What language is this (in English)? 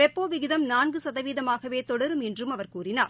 Tamil